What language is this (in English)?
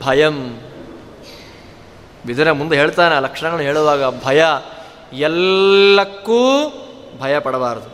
Kannada